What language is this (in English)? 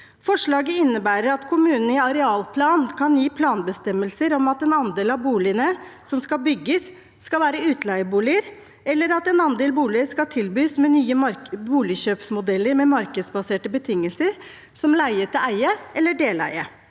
Norwegian